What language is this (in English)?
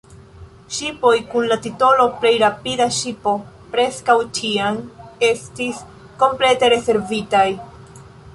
Esperanto